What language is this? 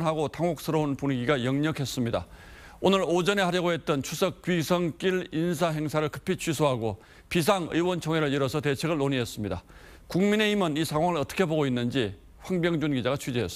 Korean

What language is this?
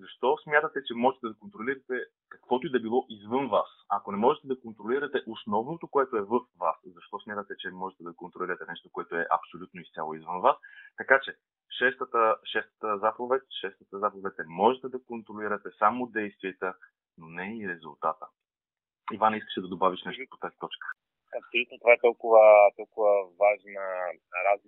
Bulgarian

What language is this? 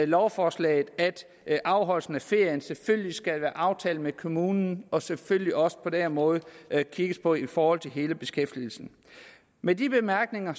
Danish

